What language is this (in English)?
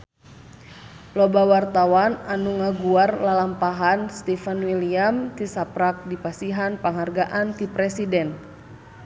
Sundanese